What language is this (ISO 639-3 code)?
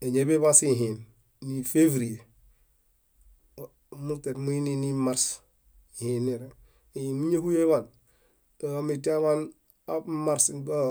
bda